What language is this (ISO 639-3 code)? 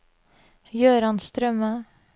nor